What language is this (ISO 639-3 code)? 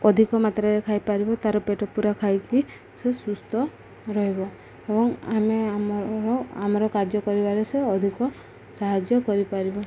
ori